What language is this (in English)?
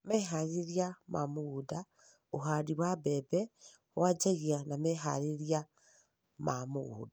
Kikuyu